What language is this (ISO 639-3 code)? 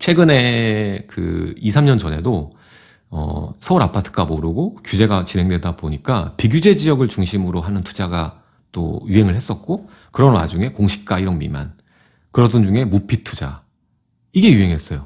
kor